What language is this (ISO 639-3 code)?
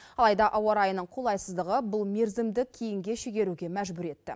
kaz